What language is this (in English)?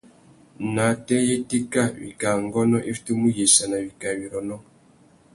Tuki